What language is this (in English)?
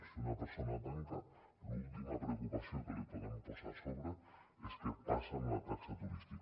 Catalan